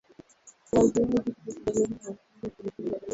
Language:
Swahili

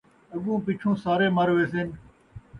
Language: Saraiki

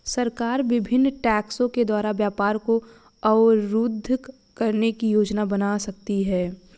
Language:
Hindi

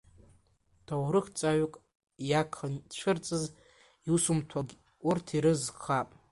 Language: Abkhazian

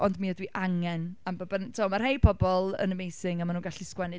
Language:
Welsh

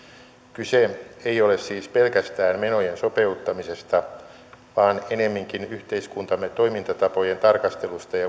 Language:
Finnish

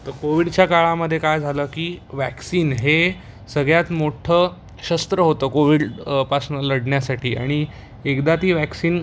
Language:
Marathi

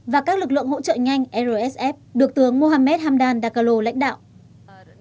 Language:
Vietnamese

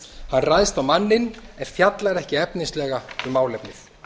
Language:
Icelandic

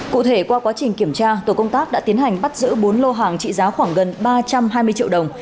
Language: Vietnamese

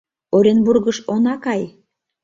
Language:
Mari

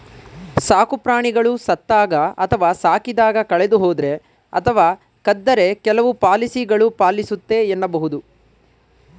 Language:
Kannada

